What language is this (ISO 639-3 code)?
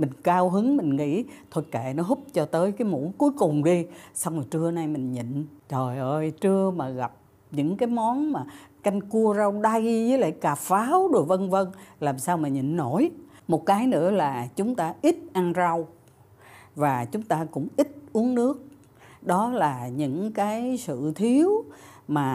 vie